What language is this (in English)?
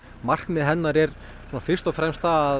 Icelandic